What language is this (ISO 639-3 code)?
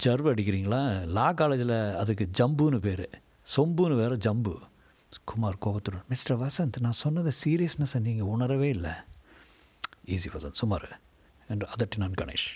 tam